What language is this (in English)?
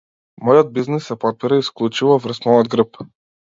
Macedonian